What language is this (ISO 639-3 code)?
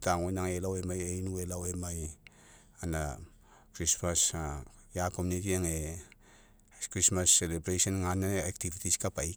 mek